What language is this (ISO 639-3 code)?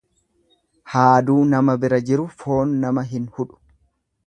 orm